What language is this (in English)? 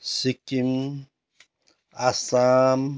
Nepali